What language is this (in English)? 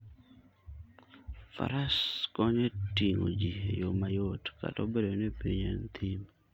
Luo (Kenya and Tanzania)